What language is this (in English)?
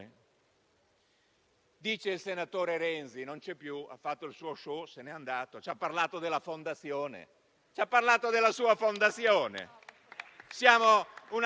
Italian